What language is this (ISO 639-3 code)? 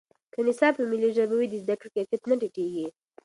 pus